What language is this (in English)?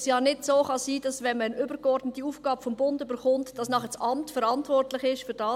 Swiss German